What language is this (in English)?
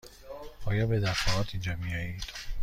Persian